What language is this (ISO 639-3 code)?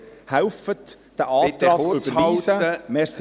gsw